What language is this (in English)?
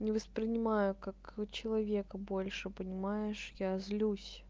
Russian